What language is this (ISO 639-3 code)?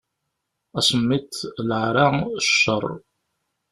kab